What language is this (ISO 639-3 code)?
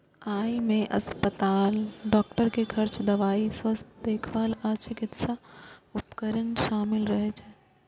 mai